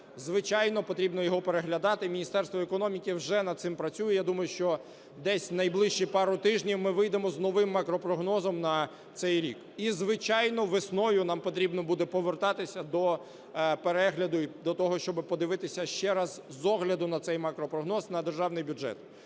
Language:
Ukrainian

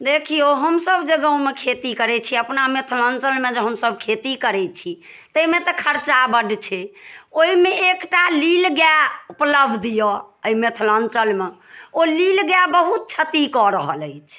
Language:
Maithili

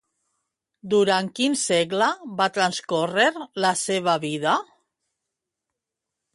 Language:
Catalan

